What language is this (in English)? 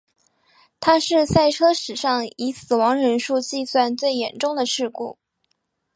Chinese